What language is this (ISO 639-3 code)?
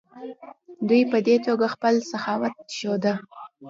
pus